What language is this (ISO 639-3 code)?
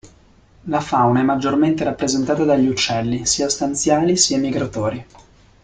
ita